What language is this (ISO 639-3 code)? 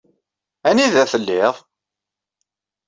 kab